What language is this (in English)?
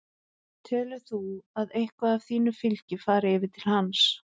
Icelandic